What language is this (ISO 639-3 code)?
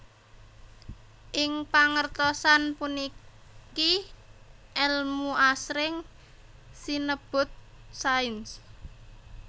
jav